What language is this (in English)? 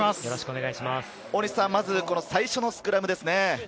Japanese